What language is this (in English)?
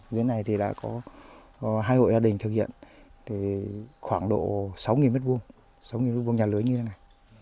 Vietnamese